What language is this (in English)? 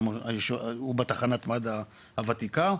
Hebrew